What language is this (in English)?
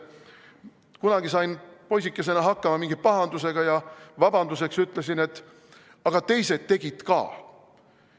Estonian